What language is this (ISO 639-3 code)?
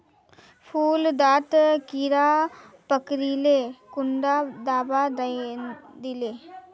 mag